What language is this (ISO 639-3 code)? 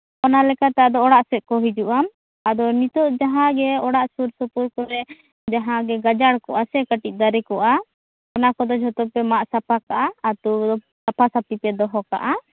sat